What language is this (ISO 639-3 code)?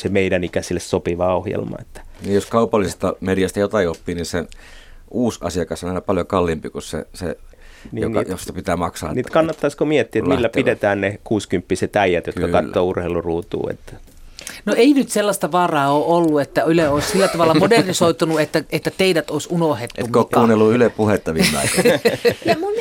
fin